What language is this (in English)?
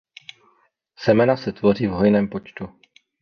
Czech